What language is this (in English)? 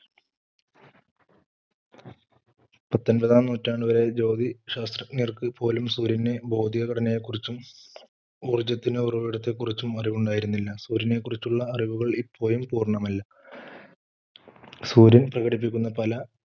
Malayalam